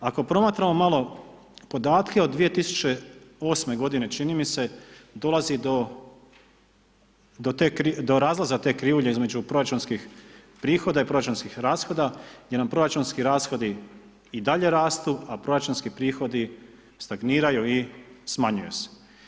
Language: Croatian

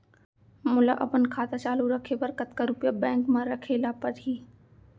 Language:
Chhattisgarhi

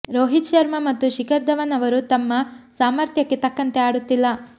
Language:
Kannada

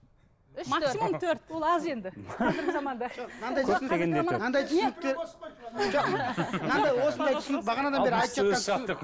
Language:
Kazakh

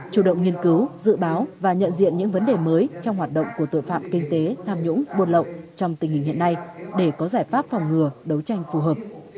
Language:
Vietnamese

